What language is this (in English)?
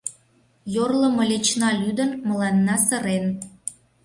Mari